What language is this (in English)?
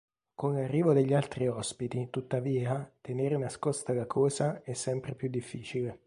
Italian